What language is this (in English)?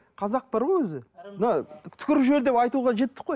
Kazakh